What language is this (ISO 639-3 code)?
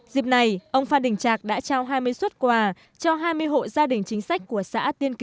vie